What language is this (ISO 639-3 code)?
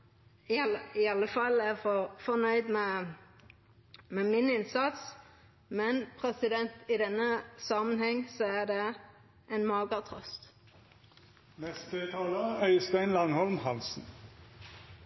nno